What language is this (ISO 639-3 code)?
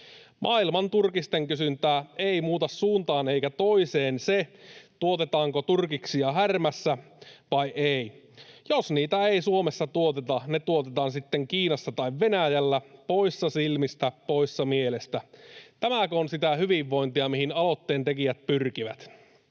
fin